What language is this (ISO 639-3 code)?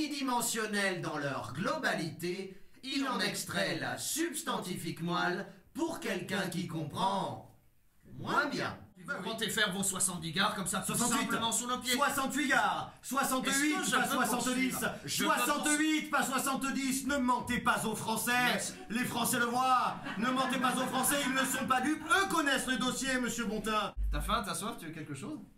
fra